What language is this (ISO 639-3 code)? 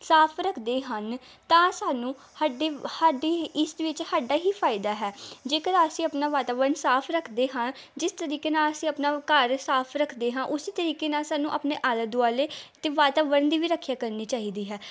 pan